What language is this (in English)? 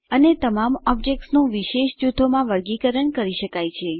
Gujarati